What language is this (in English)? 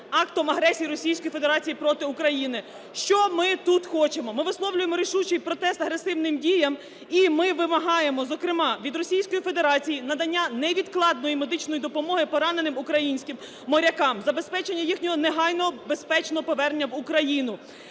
Ukrainian